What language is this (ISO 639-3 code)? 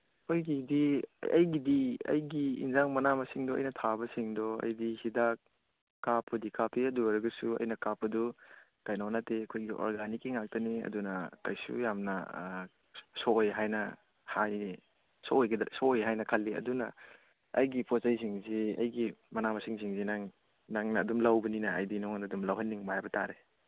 mni